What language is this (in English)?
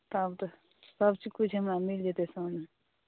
Maithili